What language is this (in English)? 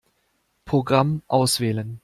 German